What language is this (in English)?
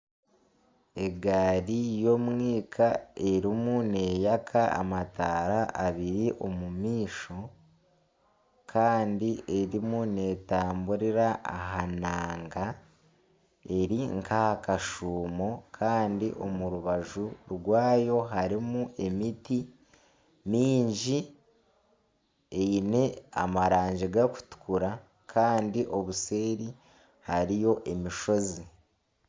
Nyankole